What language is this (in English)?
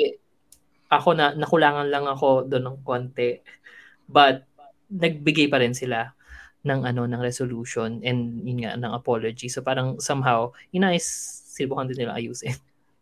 Filipino